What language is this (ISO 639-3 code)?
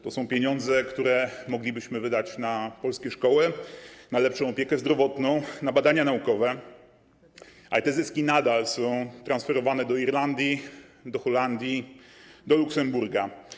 pol